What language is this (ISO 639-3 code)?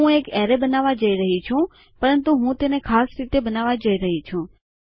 guj